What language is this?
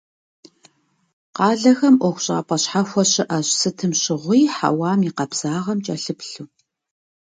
Kabardian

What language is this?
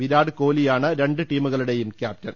Malayalam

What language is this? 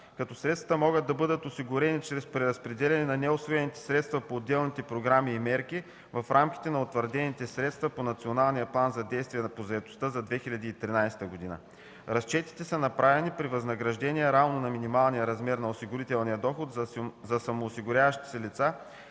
Bulgarian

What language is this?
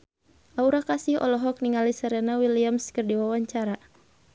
Sundanese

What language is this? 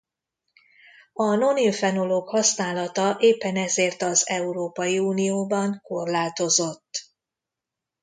Hungarian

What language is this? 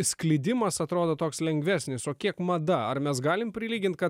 Lithuanian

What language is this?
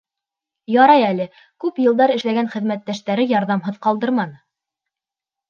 Bashkir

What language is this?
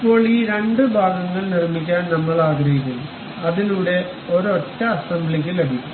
Malayalam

